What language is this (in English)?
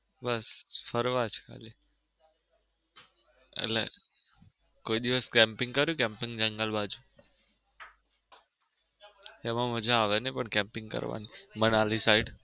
Gujarati